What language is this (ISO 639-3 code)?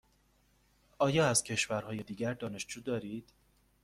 fas